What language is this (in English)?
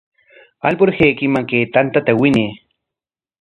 Corongo Ancash Quechua